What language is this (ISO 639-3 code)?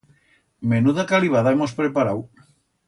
arg